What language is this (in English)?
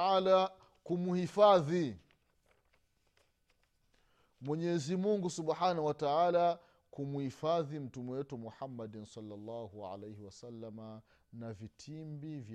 Swahili